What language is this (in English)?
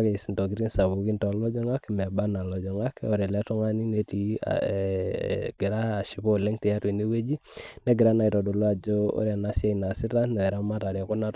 Masai